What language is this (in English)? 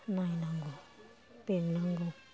Bodo